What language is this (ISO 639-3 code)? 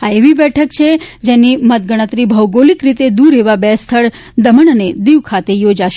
guj